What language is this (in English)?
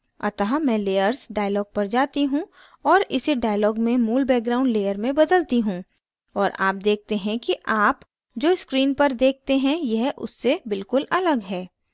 Hindi